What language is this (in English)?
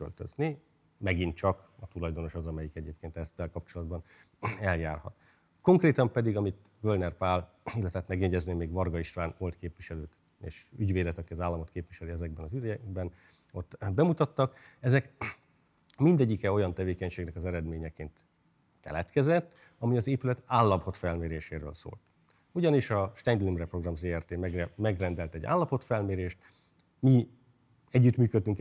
Hungarian